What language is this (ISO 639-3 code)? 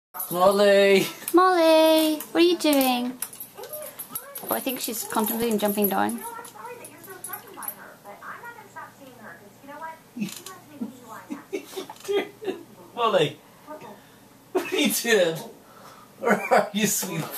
eng